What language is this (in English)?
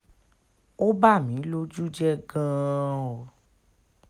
Yoruba